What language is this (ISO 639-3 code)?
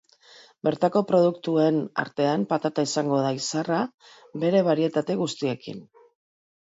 eus